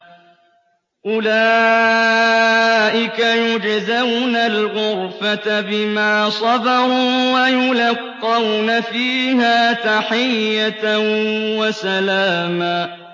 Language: Arabic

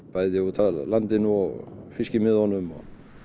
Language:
Icelandic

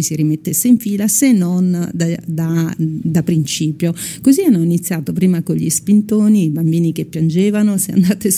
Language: Italian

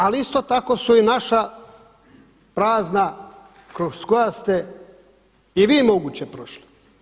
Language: Croatian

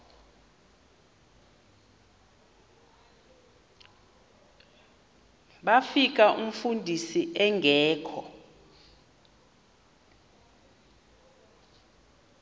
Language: Xhosa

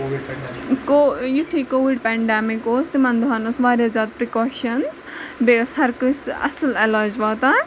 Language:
Kashmiri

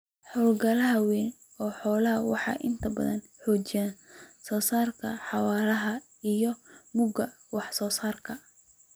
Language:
Somali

